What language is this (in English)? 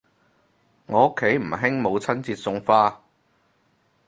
Cantonese